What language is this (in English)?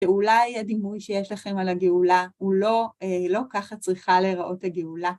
Hebrew